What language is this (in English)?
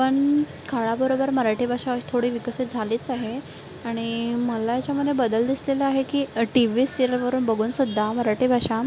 Marathi